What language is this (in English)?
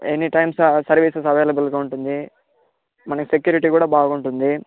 Telugu